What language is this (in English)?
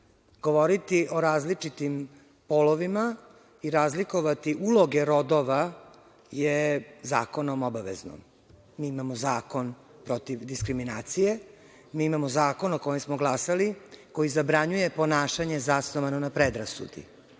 Serbian